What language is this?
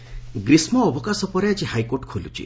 Odia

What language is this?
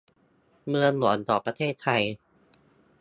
Thai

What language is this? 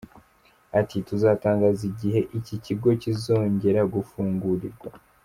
Kinyarwanda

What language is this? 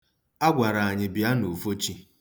Igbo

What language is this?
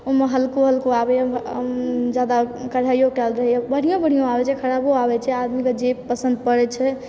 Maithili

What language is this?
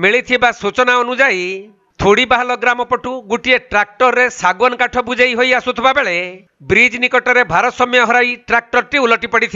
Bangla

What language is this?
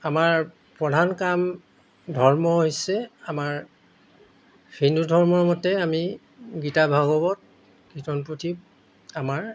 Assamese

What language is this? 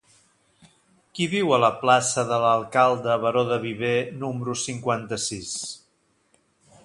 Catalan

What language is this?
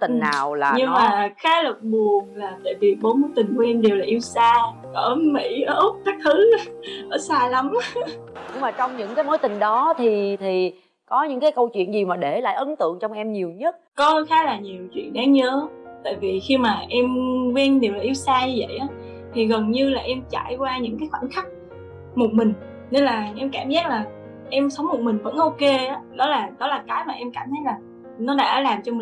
Vietnamese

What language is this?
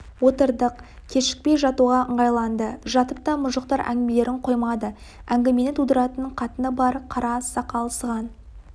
Kazakh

